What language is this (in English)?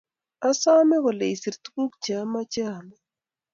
Kalenjin